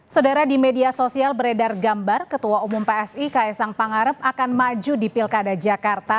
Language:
Indonesian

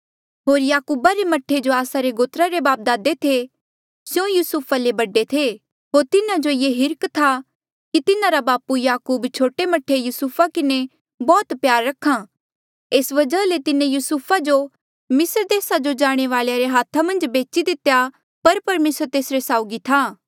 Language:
Mandeali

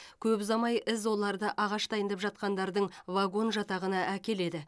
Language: Kazakh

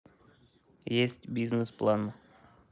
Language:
Russian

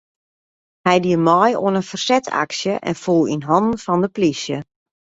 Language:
Western Frisian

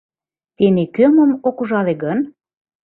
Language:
Mari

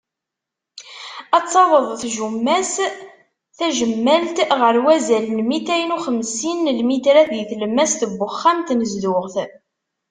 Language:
Kabyle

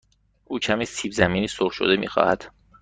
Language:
Persian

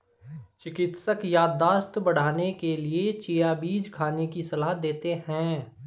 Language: Hindi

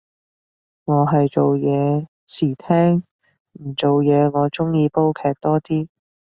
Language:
Cantonese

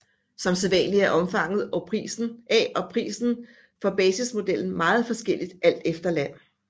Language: Danish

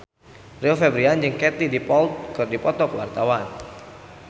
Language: Sundanese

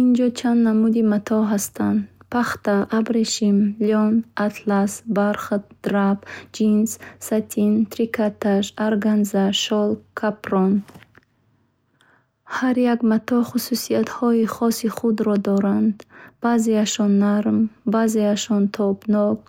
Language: Bukharic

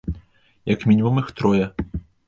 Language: Belarusian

